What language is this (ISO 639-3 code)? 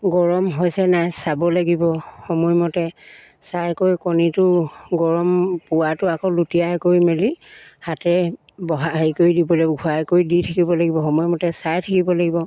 asm